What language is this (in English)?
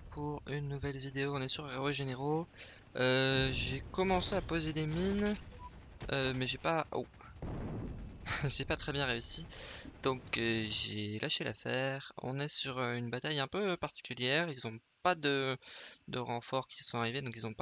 French